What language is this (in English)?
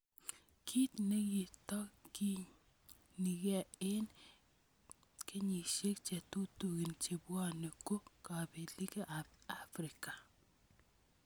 Kalenjin